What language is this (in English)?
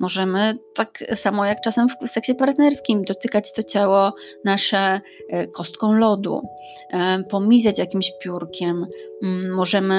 Polish